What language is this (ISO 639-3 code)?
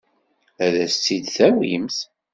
kab